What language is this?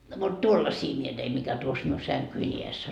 Finnish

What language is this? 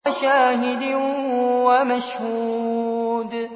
Arabic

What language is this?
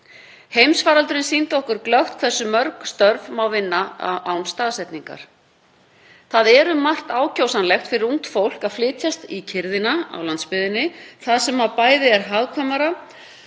Icelandic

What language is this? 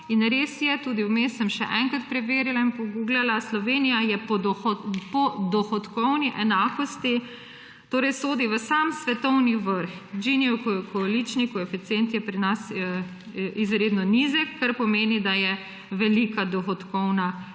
Slovenian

